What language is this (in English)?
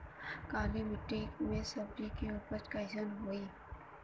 Bhojpuri